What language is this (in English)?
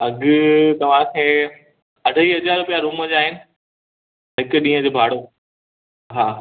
Sindhi